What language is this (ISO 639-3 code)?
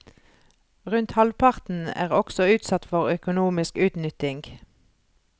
nor